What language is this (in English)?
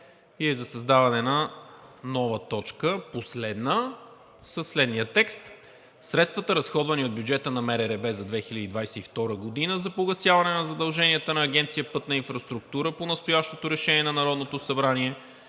Bulgarian